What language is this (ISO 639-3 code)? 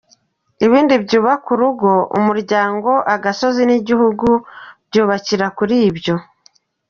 kin